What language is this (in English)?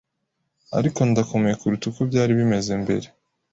Kinyarwanda